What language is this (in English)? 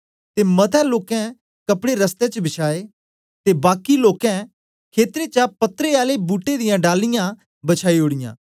Dogri